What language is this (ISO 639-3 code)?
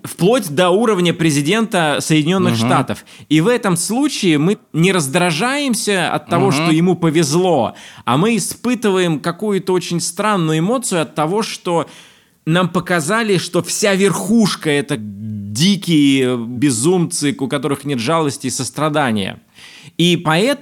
rus